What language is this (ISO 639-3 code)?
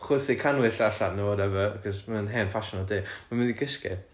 cym